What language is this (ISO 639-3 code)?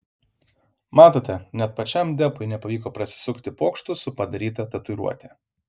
lit